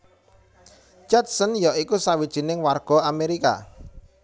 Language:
Javanese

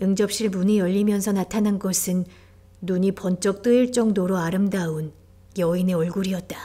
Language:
Korean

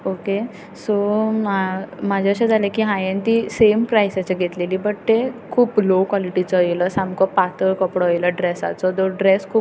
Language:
Konkani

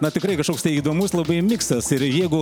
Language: Lithuanian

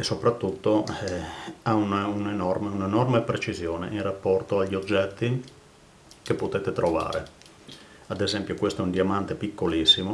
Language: Italian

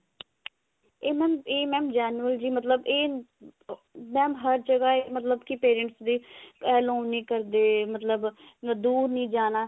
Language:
Punjabi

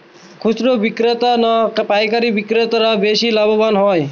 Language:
Bangla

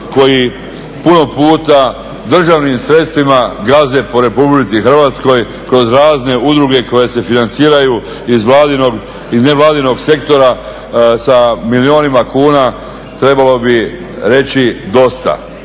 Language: Croatian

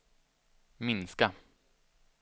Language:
Swedish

